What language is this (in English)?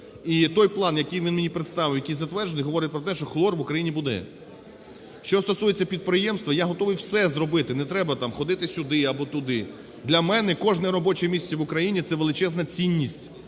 Ukrainian